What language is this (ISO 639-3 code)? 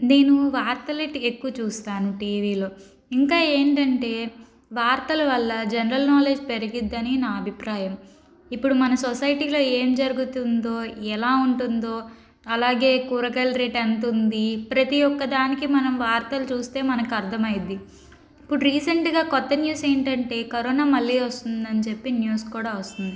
tel